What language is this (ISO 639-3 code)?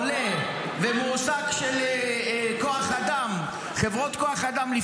heb